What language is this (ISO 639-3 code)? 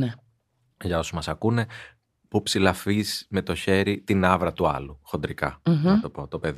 ell